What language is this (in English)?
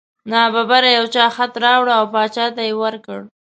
Pashto